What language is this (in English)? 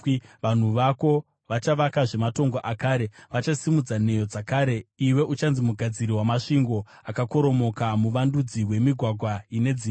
Shona